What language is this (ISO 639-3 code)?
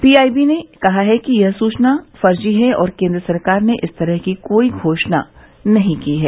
hin